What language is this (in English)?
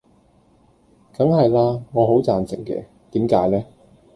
Cantonese